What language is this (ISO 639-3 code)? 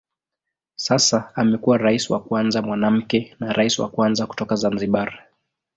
swa